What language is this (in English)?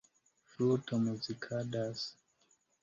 Esperanto